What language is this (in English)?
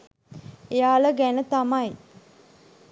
Sinhala